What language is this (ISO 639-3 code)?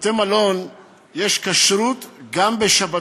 heb